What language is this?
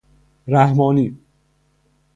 Persian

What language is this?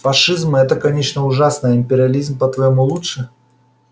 Russian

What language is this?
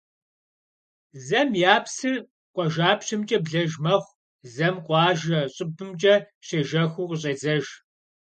Kabardian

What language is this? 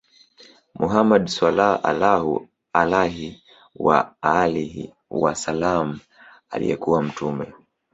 Swahili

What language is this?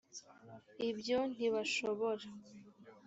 Kinyarwanda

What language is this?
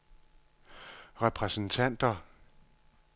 Danish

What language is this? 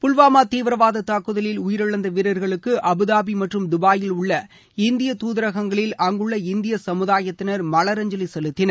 Tamil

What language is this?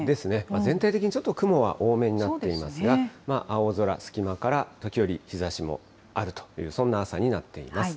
Japanese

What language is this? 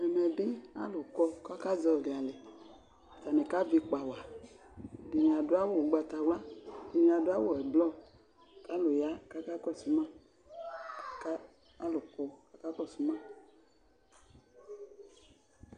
Ikposo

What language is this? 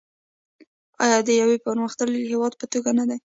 Pashto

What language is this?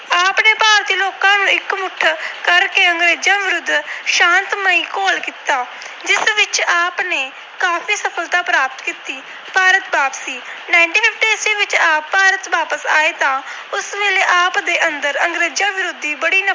Punjabi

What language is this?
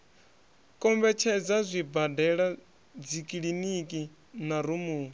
Venda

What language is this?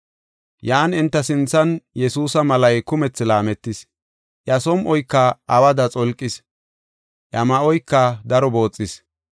Gofa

